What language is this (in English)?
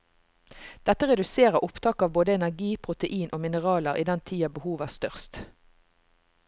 Norwegian